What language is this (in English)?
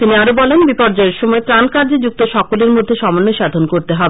Bangla